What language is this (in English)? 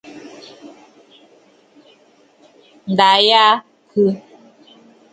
Bafut